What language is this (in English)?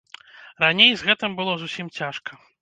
Belarusian